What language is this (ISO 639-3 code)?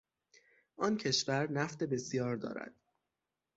fas